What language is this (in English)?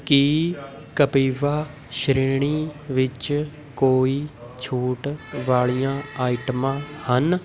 Punjabi